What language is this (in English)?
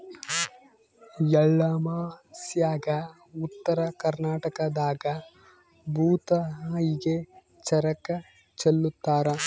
Kannada